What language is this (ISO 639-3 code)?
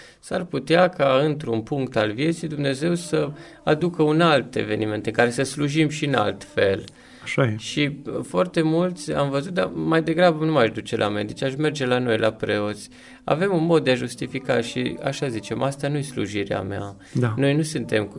ron